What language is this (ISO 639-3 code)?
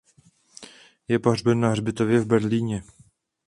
ces